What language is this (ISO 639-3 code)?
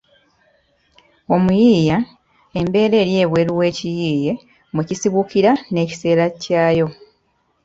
lug